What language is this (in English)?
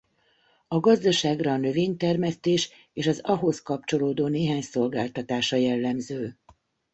Hungarian